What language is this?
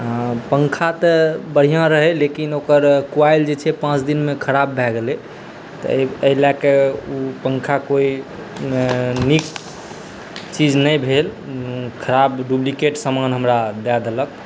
Maithili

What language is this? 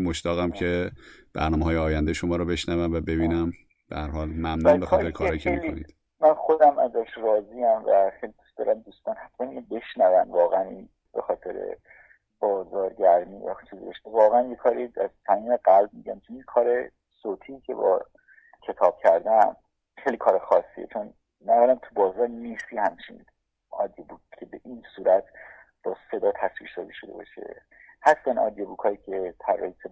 Persian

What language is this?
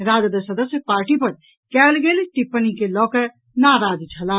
Maithili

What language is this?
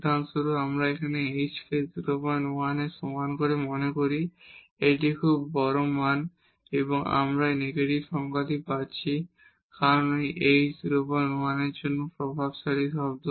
Bangla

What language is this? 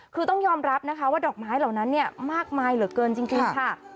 Thai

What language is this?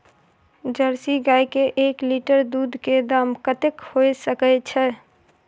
Maithili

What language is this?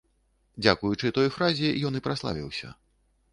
Belarusian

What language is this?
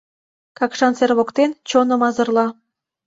Mari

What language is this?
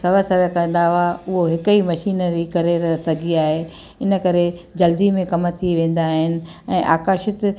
Sindhi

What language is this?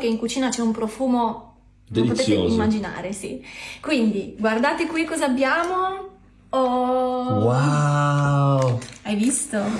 Italian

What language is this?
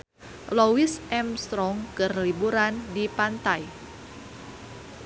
Sundanese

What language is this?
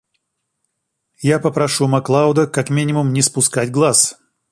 Russian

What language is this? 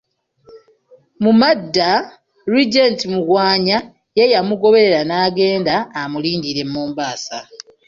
Ganda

